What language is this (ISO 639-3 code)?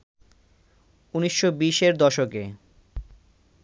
ben